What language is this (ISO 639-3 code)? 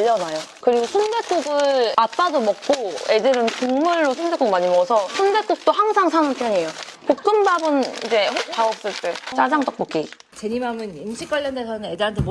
kor